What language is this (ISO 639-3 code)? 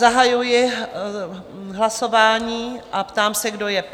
ces